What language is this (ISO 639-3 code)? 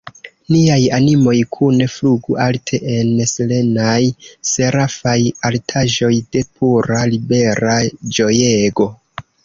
epo